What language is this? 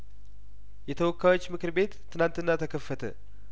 Amharic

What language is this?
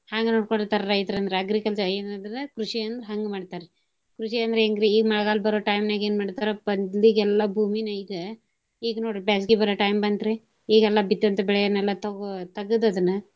Kannada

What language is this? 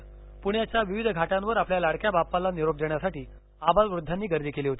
Marathi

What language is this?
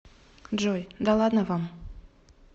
Russian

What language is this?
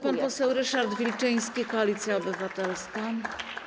Polish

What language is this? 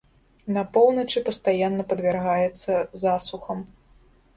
Belarusian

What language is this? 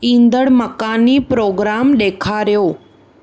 Sindhi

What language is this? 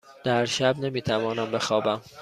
Persian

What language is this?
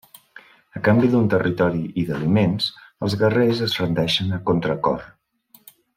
Catalan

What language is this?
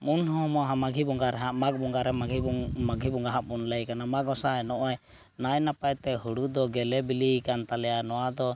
Santali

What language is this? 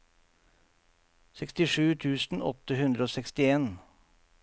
Norwegian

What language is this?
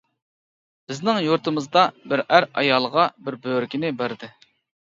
Uyghur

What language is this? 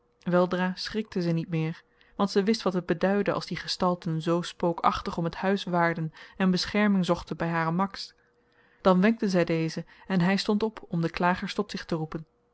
Dutch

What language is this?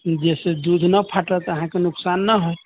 Maithili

